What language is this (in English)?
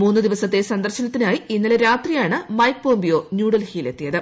Malayalam